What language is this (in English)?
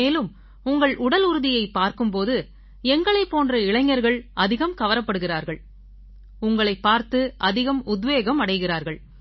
Tamil